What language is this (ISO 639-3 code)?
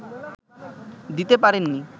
ben